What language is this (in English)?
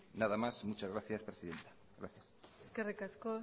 Basque